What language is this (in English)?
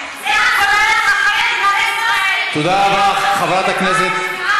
Hebrew